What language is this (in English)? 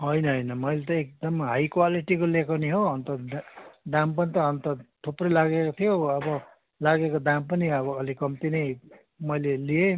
Nepali